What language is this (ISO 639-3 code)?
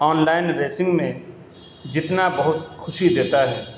urd